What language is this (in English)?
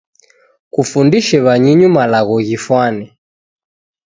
Taita